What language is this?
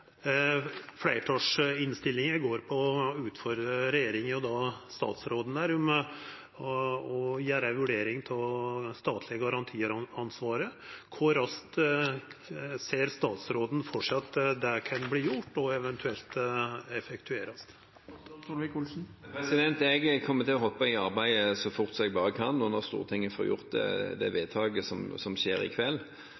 Norwegian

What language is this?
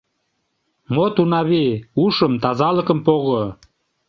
Mari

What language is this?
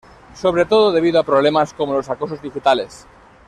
Spanish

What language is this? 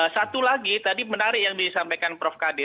Indonesian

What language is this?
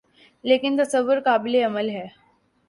Urdu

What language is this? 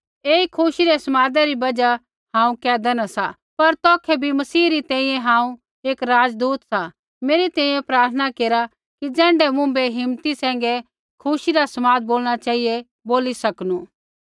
Kullu Pahari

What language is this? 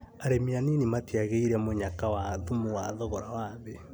Kikuyu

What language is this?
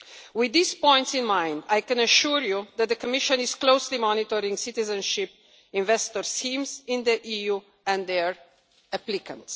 English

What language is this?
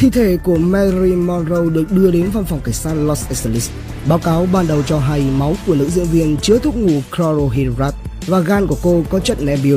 Vietnamese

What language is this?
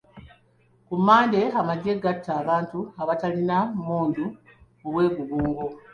Ganda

